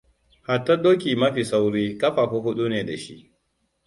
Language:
Hausa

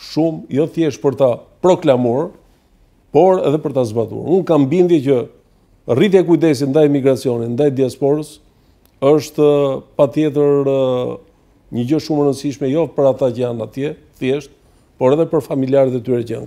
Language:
Romanian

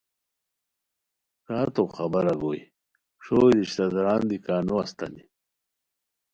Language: Khowar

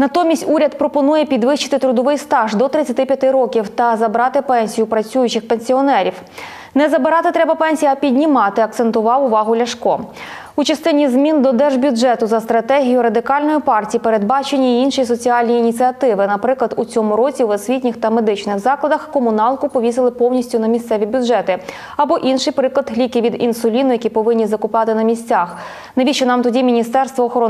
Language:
Ukrainian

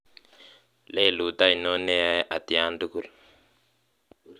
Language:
Kalenjin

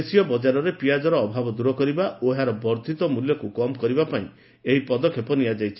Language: Odia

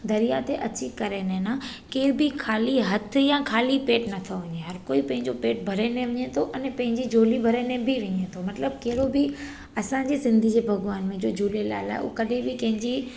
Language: Sindhi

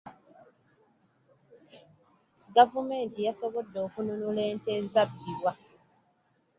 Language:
Ganda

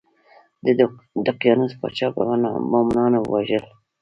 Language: Pashto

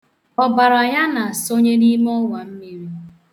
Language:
Igbo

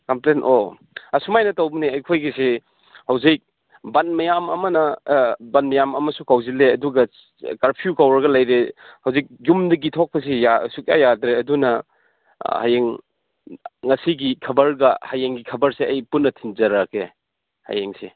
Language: Manipuri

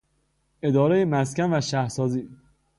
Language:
Persian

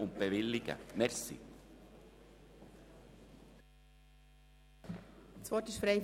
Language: Swiss German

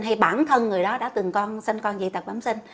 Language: Vietnamese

